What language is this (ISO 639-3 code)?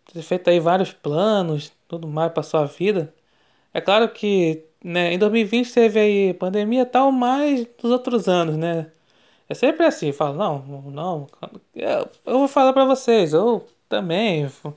por